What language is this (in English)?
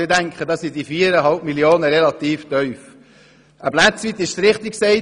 Swiss German